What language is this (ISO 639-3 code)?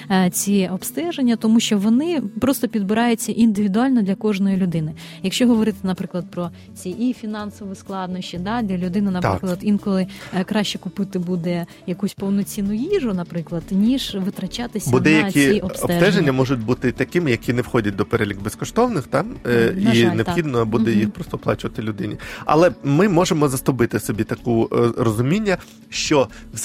ukr